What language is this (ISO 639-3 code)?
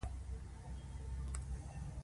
pus